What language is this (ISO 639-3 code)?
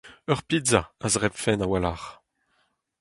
bre